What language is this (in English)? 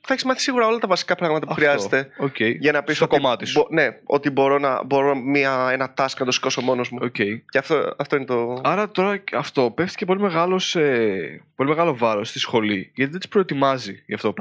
Greek